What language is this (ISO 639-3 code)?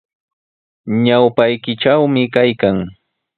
qws